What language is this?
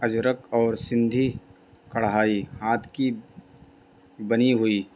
Urdu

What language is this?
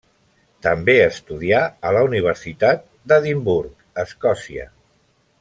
Catalan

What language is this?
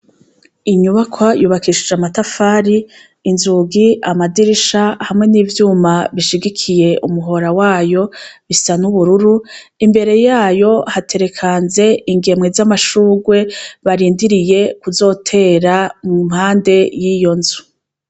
Rundi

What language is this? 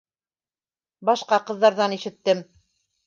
Bashkir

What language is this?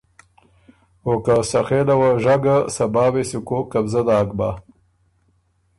Ormuri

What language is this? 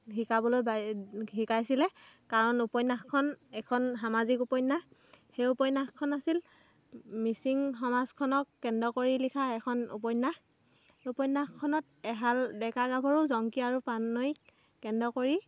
Assamese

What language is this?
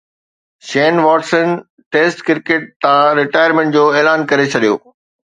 Sindhi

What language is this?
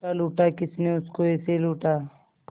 Hindi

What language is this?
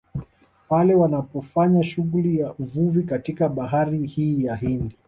Swahili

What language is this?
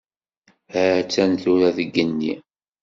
Kabyle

